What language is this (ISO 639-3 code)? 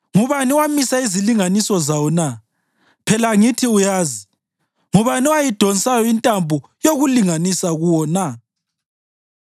nde